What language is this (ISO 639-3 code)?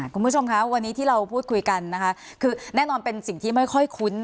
tha